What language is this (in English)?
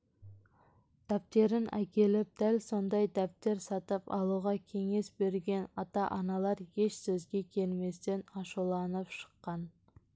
Kazakh